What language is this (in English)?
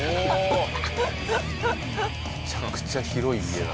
Japanese